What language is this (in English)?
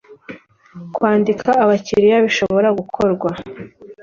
Kinyarwanda